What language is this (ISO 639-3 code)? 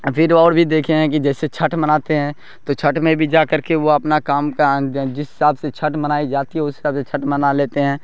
urd